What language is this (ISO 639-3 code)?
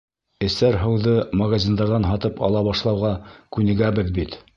bak